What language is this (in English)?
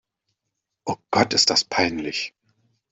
German